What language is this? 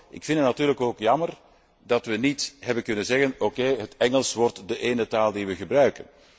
Dutch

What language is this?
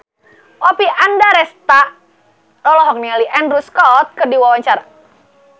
Sundanese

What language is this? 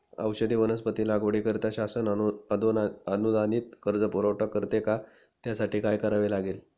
Marathi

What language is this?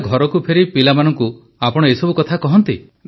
Odia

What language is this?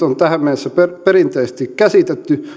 Finnish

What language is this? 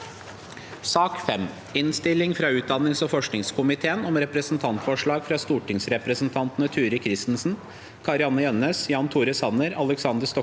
Norwegian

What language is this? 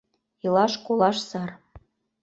Mari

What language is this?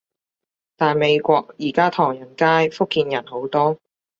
Cantonese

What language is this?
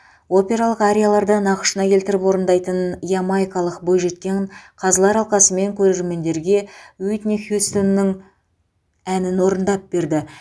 Kazakh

